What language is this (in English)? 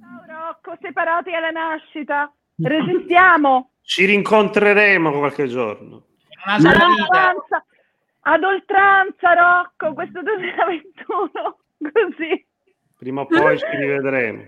Italian